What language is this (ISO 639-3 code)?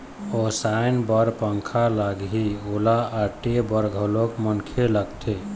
hne